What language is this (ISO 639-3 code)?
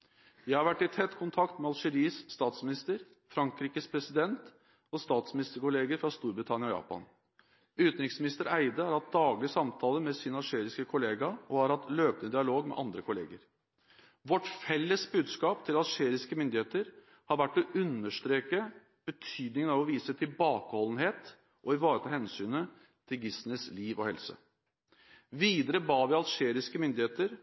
nob